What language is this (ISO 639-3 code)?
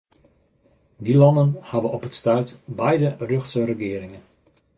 fry